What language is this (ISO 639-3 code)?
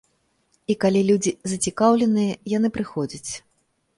bel